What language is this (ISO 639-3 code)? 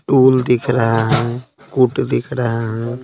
hin